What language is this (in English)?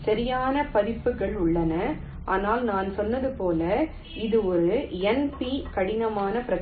Tamil